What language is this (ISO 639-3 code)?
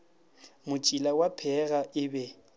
nso